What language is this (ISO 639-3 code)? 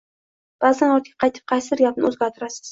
uzb